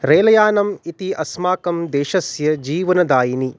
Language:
Sanskrit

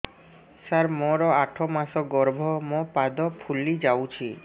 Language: Odia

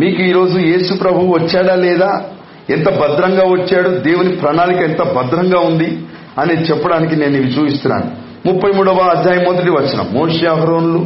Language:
Telugu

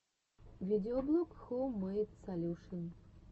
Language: Russian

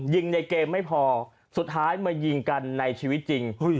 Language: Thai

